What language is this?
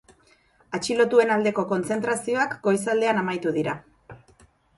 Basque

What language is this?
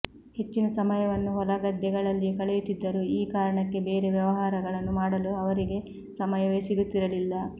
Kannada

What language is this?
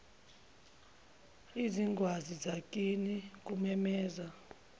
Zulu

